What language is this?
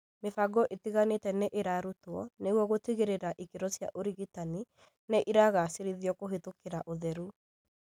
Kikuyu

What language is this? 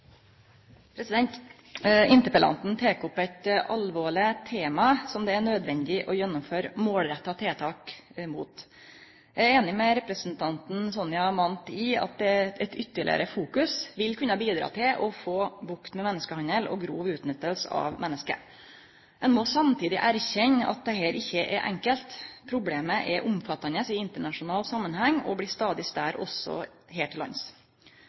Norwegian Nynorsk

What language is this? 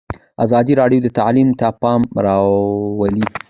Pashto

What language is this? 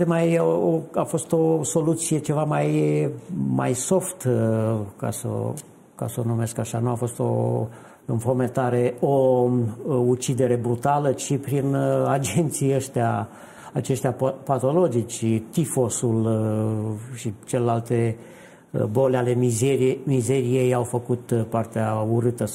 Romanian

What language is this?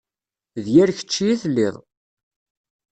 Kabyle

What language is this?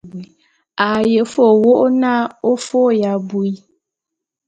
Bulu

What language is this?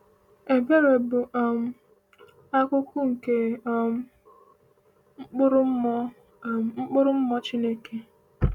Igbo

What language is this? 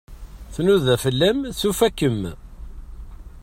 Kabyle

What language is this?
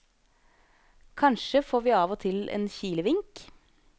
Norwegian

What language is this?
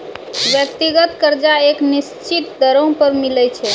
Maithili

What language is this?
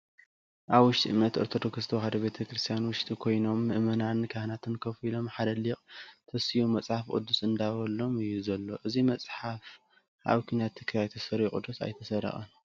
Tigrinya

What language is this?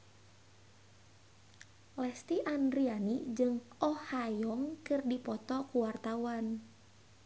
Sundanese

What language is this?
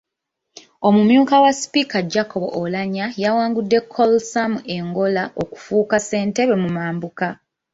Ganda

